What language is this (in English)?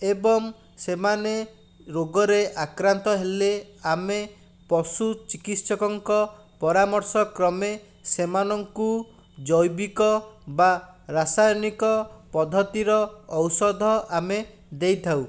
Odia